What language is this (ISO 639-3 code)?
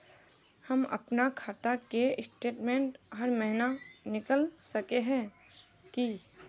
mag